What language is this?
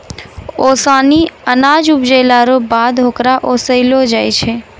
Maithili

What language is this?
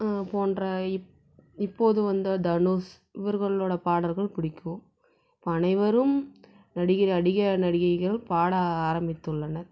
Tamil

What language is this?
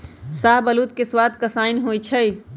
Magahi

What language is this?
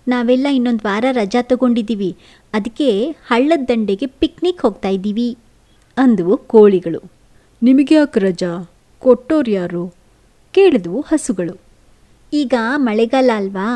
Kannada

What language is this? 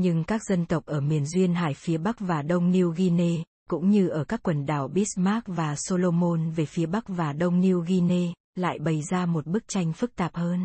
Vietnamese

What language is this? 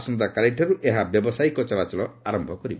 Odia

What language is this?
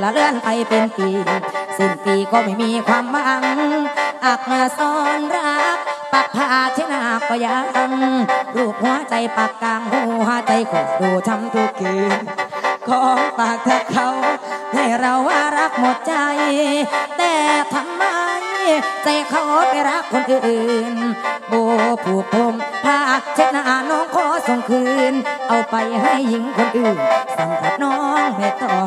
Thai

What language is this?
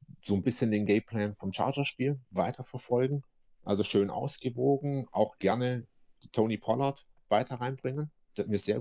German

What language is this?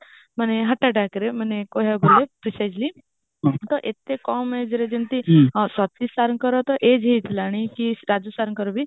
Odia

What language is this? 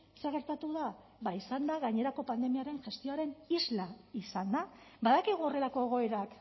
Basque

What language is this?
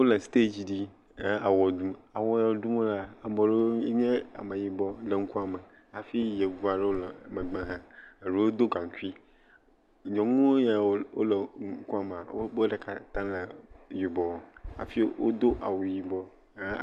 Ewe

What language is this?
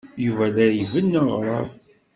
Kabyle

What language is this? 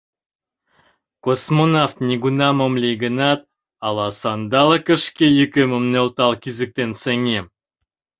Mari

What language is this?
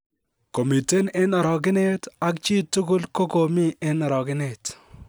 Kalenjin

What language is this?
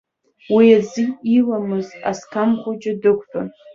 Abkhazian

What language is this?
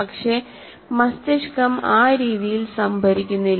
Malayalam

